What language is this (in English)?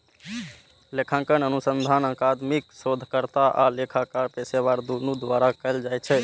Maithili